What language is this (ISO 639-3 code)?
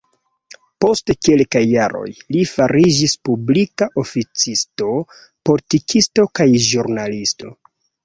epo